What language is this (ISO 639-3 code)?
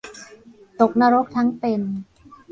tha